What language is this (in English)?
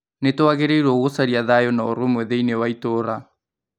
Kikuyu